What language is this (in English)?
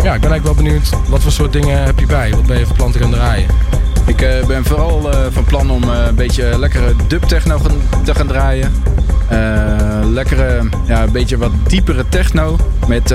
Dutch